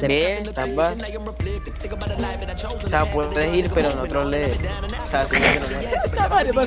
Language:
Spanish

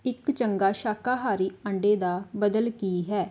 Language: Punjabi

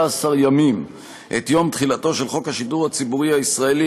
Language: Hebrew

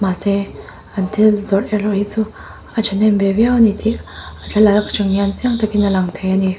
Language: Mizo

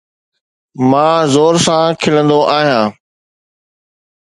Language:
Sindhi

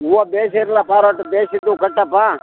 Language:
Kannada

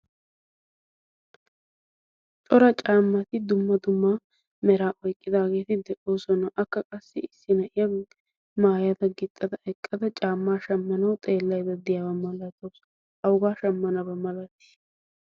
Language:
Wolaytta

